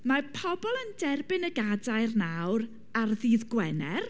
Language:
Welsh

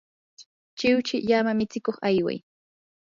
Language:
Yanahuanca Pasco Quechua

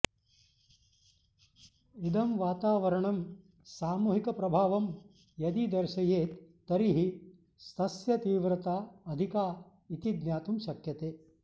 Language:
Sanskrit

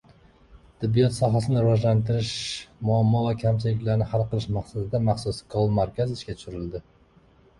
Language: Uzbek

